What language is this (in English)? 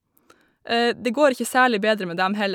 Norwegian